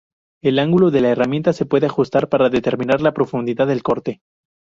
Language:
Spanish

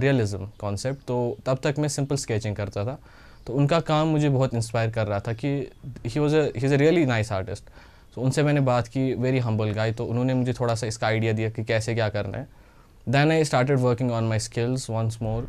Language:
Hindi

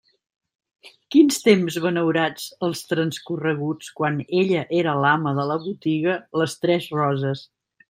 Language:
Catalan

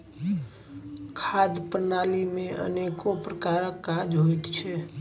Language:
Maithili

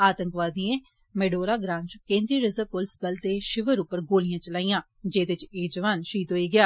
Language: Dogri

